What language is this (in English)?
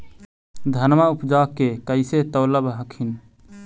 Magahi